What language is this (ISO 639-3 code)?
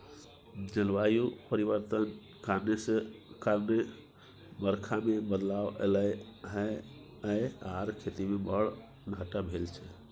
mai